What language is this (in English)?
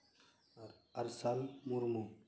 Santali